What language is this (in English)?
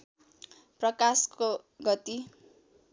Nepali